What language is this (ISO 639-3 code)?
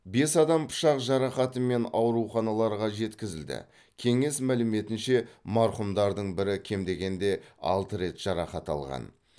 kaz